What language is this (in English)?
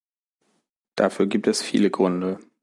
German